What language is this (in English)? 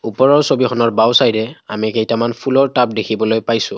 Assamese